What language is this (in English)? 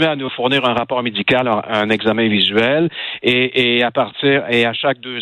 French